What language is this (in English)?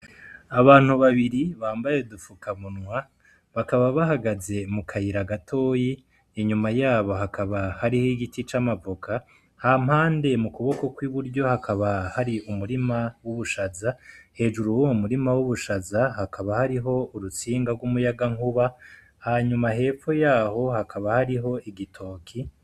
Rundi